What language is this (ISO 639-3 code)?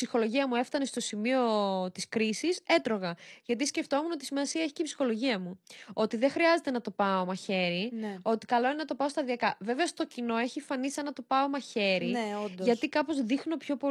ell